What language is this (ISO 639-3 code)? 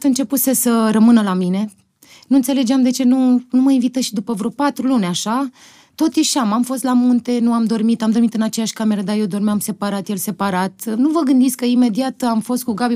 ron